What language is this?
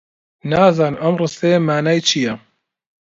Central Kurdish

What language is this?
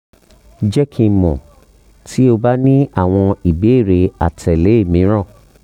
Yoruba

